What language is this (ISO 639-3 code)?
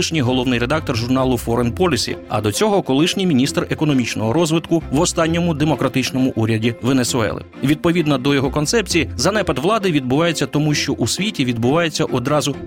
ukr